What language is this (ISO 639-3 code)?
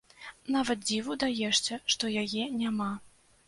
bel